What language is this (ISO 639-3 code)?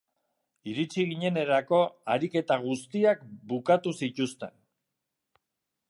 eus